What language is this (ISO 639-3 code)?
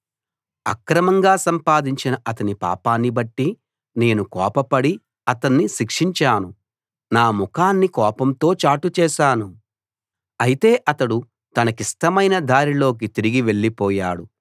tel